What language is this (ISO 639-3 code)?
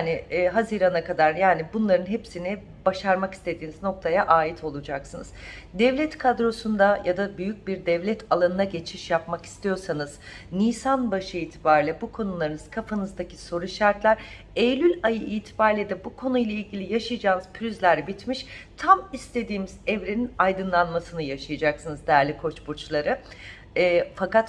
tur